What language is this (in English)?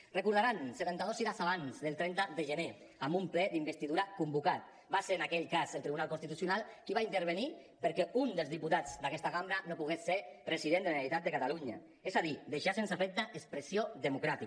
Catalan